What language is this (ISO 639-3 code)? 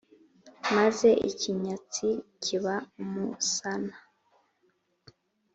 kin